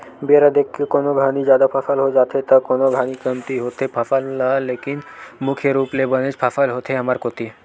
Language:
Chhattisgarhi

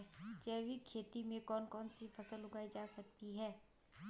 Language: Hindi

